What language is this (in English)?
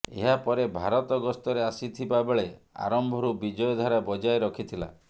Odia